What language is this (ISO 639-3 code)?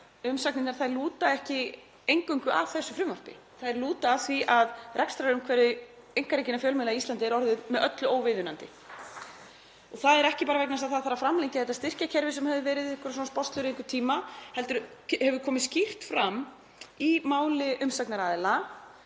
isl